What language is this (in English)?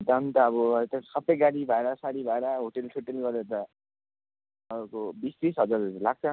Nepali